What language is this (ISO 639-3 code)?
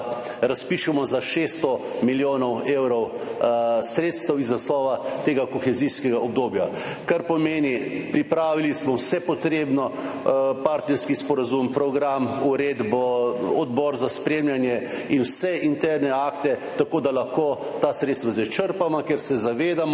slv